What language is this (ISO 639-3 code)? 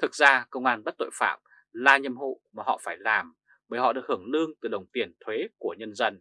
vie